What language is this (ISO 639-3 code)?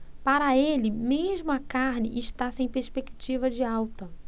por